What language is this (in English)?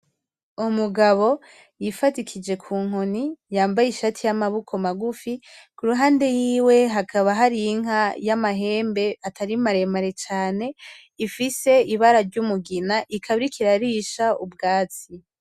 Rundi